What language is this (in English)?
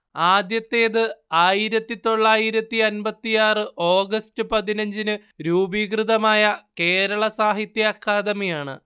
Malayalam